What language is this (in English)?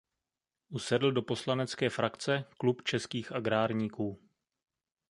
Czech